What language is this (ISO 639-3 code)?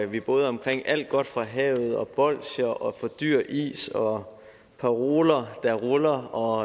dan